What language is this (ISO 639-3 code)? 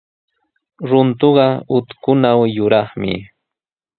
qws